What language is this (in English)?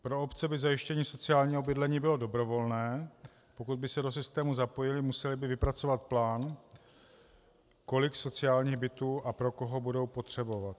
Czech